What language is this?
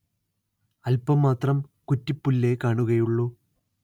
Malayalam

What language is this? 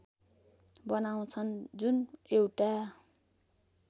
Nepali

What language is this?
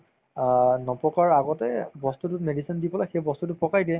Assamese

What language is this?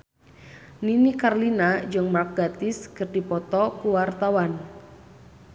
Sundanese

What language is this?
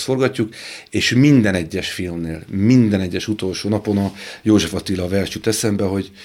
Hungarian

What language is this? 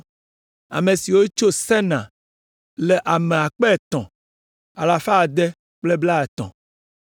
Ewe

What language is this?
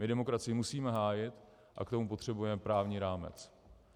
Czech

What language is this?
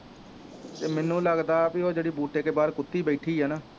Punjabi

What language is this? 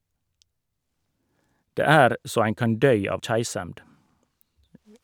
Norwegian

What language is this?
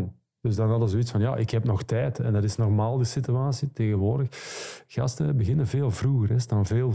Dutch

